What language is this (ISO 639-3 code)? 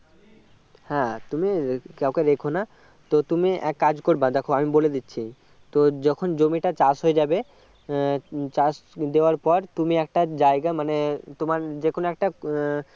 ben